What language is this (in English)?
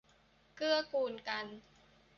Thai